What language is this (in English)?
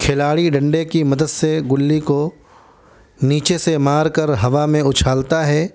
Urdu